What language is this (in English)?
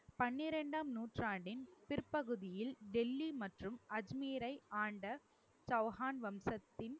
Tamil